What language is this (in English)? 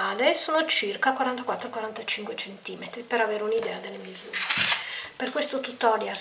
Italian